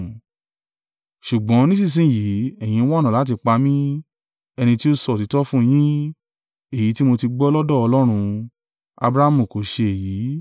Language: Yoruba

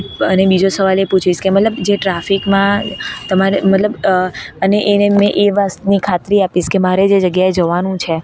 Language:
Gujarati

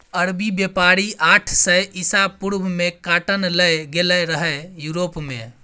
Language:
Maithili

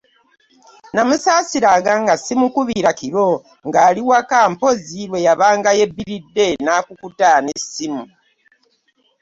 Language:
Ganda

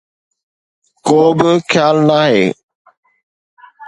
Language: Sindhi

